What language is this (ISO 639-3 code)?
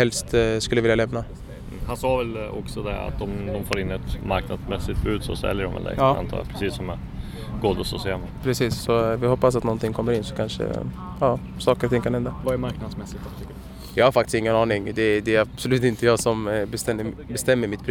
swe